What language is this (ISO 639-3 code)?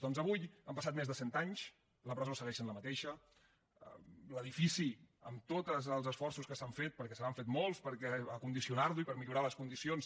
cat